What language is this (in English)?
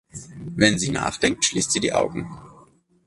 German